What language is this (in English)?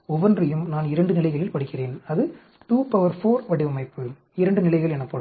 Tamil